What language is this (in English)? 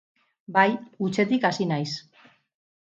Basque